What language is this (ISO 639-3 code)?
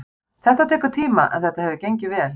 isl